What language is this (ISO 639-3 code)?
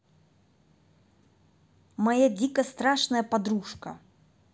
rus